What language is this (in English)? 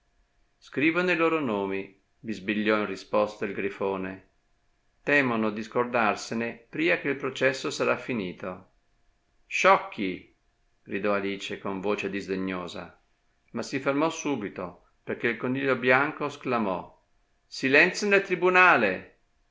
Italian